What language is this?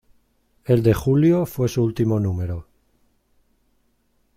Spanish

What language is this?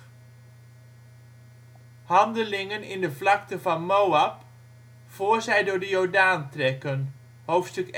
Dutch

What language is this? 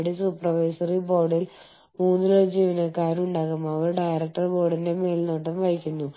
Malayalam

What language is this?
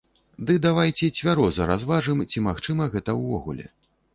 Belarusian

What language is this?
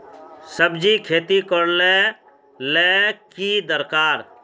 Magahi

